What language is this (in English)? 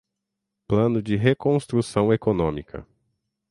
Portuguese